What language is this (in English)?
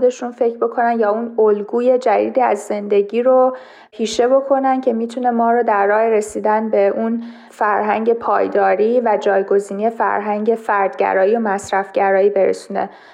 Persian